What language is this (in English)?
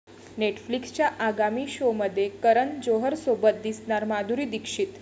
Marathi